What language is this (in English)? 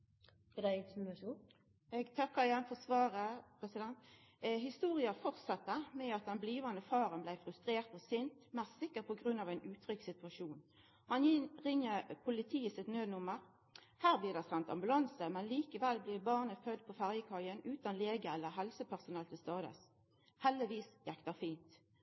Norwegian Nynorsk